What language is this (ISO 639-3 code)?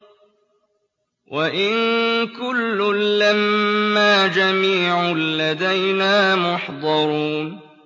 ara